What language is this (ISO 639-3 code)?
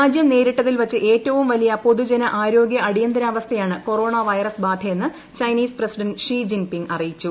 mal